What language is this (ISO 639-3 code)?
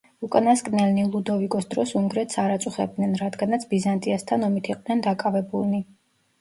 kat